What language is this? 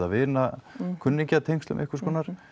Icelandic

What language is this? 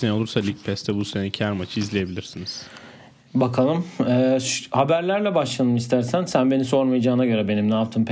Turkish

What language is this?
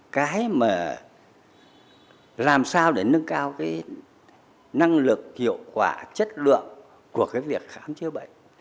Vietnamese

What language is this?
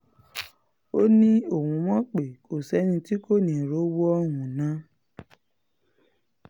Yoruba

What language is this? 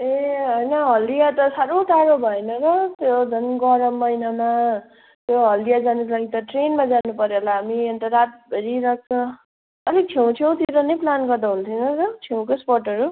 Nepali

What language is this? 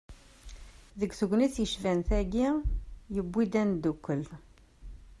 Kabyle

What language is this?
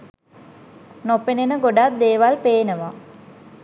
Sinhala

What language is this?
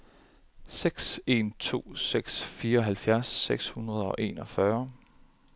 Danish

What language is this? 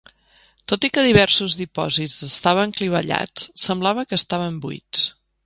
Catalan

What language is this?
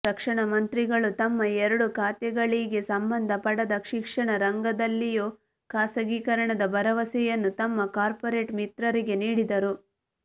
Kannada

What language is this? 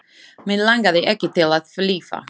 Icelandic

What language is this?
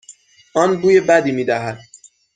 Persian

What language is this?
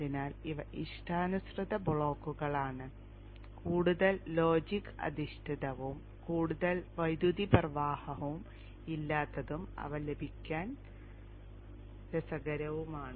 Malayalam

